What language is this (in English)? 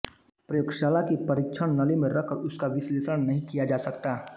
Hindi